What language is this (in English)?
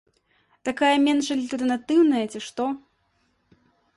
Belarusian